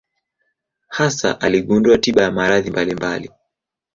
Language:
Swahili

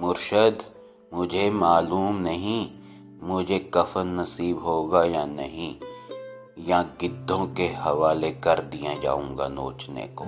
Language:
Punjabi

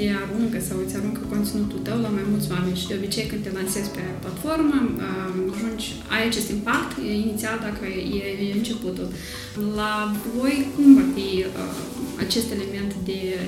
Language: Romanian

